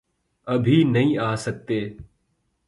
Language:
Urdu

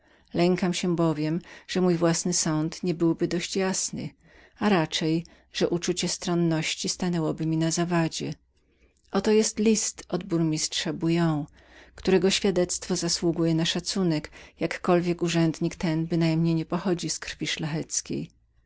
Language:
Polish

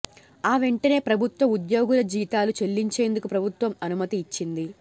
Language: Telugu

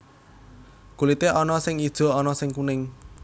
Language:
Javanese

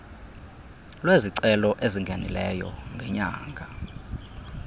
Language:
Xhosa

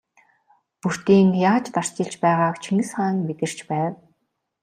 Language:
Mongolian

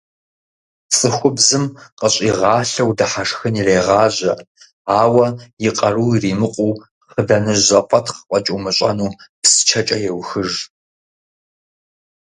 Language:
Kabardian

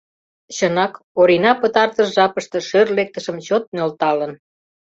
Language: Mari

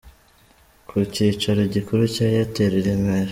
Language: Kinyarwanda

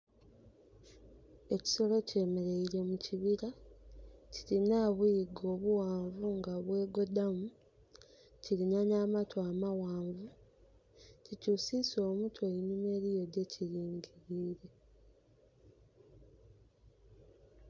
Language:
Soga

